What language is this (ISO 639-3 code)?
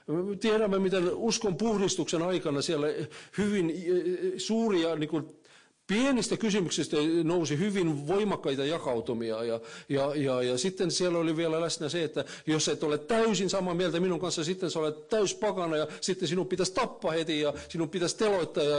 fin